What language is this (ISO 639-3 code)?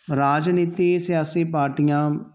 pan